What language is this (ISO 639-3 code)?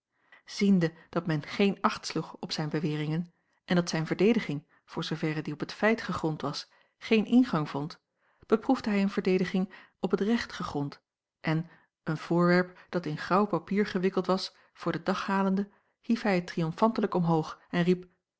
nld